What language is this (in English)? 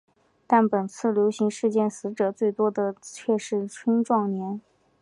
Chinese